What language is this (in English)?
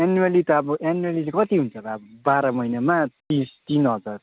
Nepali